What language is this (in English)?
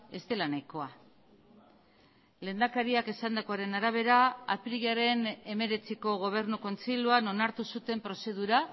Basque